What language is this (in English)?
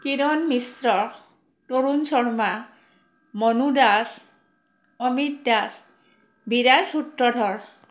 Assamese